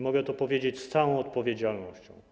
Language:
Polish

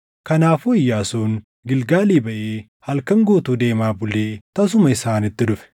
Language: Oromo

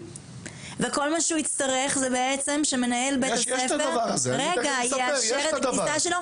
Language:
Hebrew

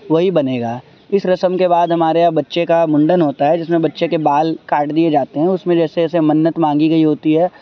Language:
Urdu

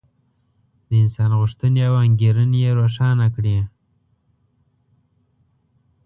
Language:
Pashto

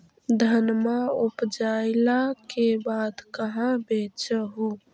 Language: Magahi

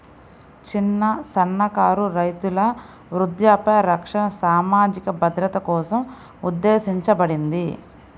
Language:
Telugu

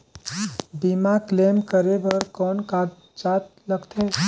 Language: Chhattisgarhi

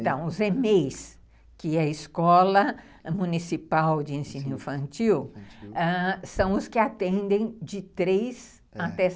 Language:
Portuguese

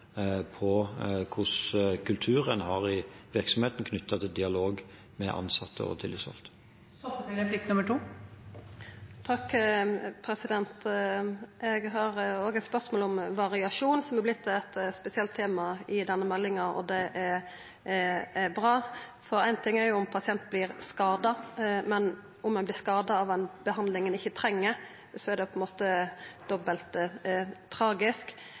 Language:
Norwegian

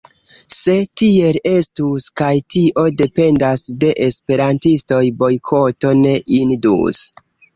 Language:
Esperanto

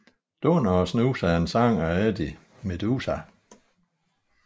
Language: Danish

